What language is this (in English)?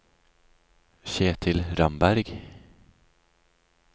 Norwegian